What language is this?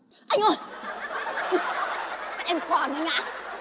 Vietnamese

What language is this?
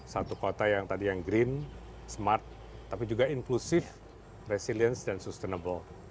Indonesian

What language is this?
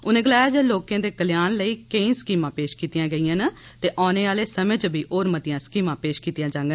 Dogri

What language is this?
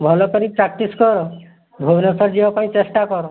Odia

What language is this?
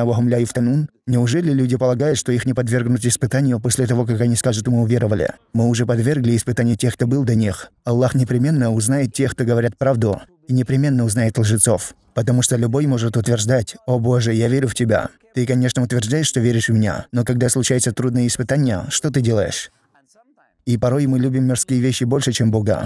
Russian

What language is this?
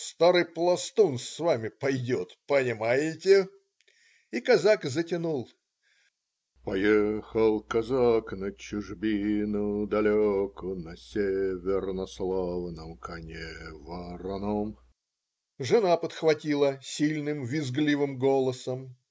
Russian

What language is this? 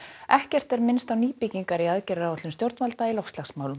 Icelandic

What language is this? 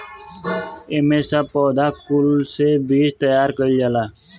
Bhojpuri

